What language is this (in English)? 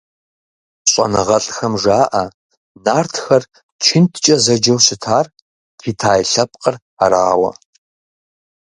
Kabardian